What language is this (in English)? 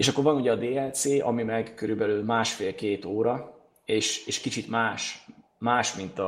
Hungarian